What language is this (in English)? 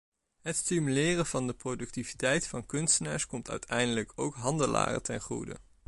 Dutch